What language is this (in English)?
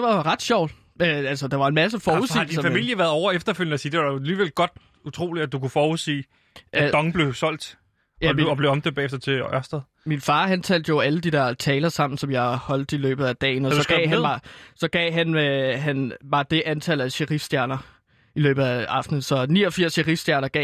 Danish